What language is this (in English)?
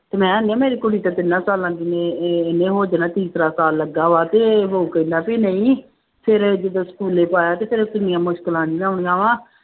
Punjabi